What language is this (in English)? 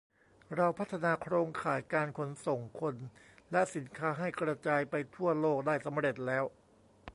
Thai